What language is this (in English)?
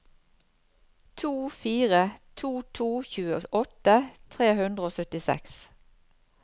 Norwegian